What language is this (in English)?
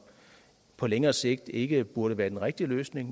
Danish